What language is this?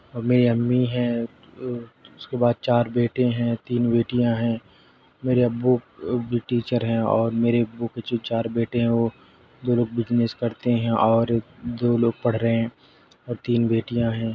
Urdu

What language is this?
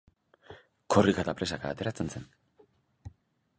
Basque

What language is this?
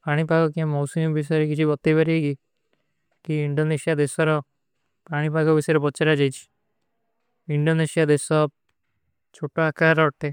Kui (India)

